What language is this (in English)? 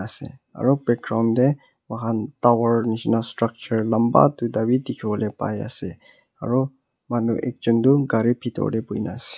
Naga Pidgin